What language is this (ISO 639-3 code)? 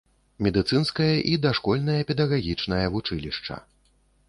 bel